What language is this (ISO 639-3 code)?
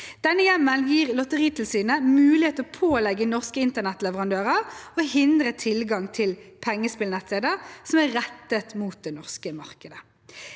nor